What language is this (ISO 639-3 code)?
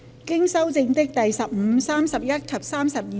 yue